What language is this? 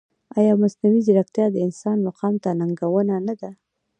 Pashto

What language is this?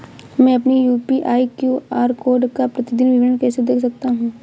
Hindi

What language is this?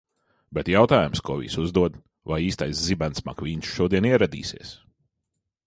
Latvian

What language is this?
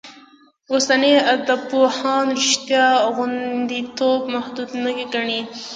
Pashto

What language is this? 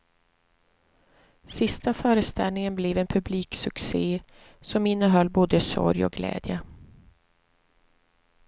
Swedish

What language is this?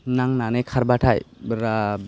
Bodo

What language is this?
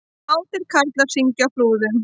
Icelandic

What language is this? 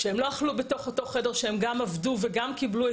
Hebrew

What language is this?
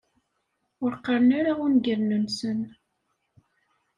Kabyle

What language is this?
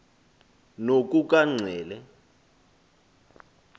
Xhosa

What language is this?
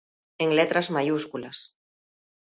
Galician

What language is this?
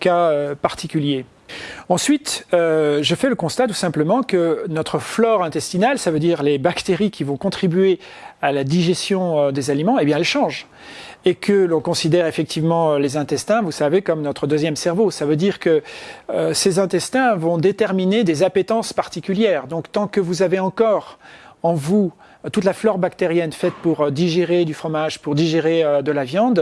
French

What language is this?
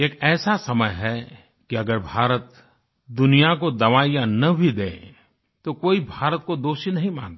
Hindi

